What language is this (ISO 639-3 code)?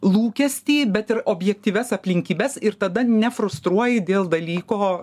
lit